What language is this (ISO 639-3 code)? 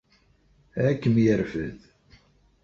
kab